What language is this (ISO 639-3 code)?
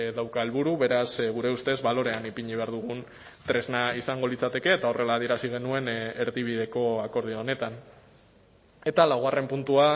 eus